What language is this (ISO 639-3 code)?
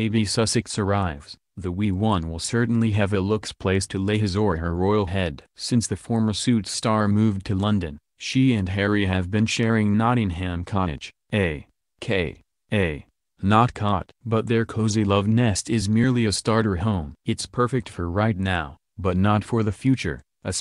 eng